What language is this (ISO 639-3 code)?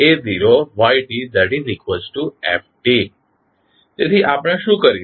guj